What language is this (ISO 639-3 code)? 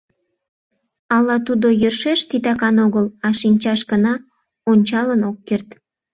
chm